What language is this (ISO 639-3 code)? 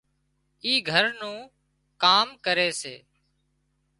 kxp